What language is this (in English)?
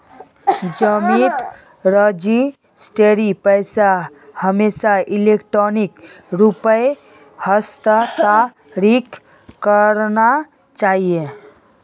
Magahi